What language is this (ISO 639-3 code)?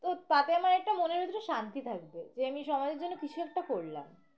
ben